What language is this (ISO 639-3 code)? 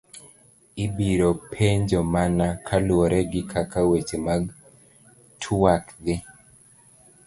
luo